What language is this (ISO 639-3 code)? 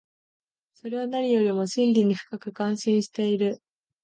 jpn